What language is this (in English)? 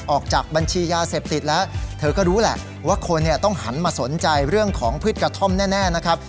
Thai